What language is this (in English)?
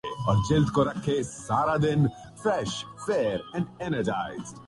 Urdu